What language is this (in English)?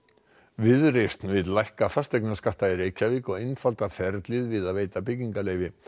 Icelandic